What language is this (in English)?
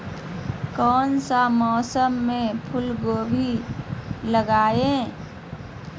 Magahi